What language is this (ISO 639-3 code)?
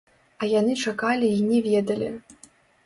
bel